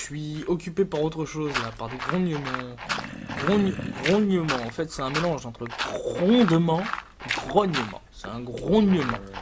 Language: French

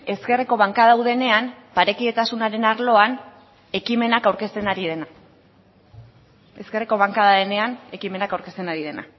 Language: Basque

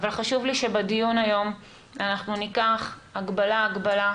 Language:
Hebrew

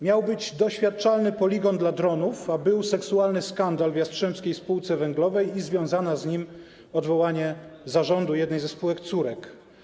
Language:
Polish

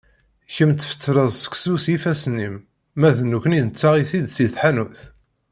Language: Kabyle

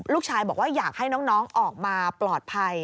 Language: Thai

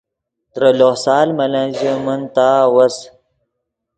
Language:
Yidgha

